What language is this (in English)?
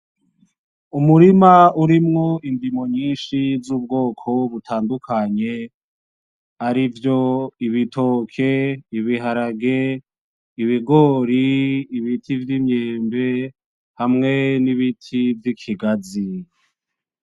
Rundi